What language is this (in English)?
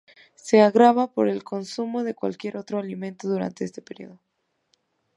Spanish